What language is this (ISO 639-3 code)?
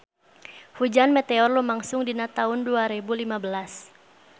sun